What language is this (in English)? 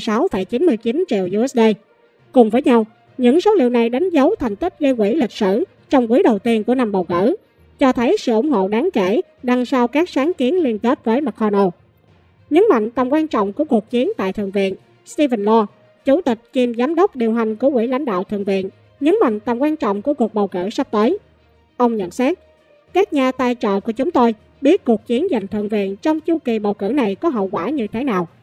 Vietnamese